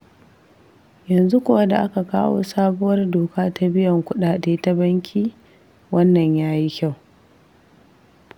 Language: Hausa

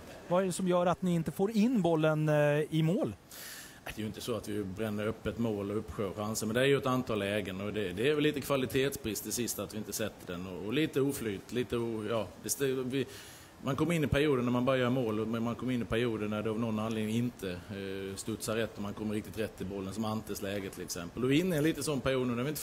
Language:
Swedish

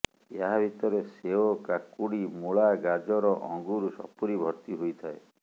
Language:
Odia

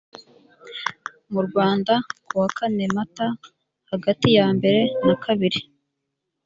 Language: Kinyarwanda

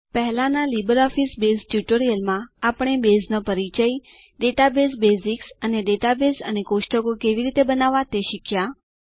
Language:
Gujarati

